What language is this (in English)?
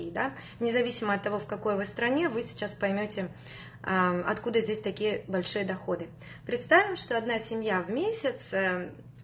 Russian